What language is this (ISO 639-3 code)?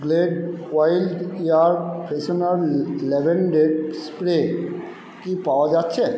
ben